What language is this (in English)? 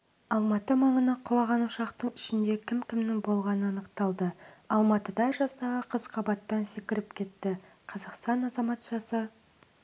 Kazakh